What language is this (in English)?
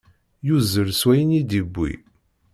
Kabyle